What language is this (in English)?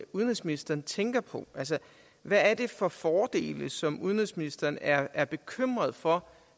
Danish